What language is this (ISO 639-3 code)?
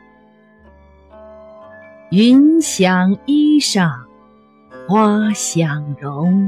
zho